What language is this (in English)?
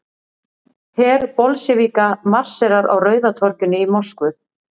Icelandic